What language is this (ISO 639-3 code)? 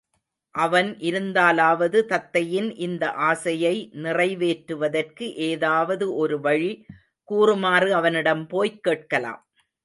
tam